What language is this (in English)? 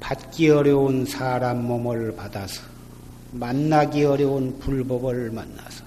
Korean